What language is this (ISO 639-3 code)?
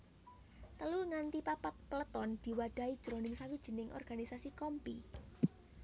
jav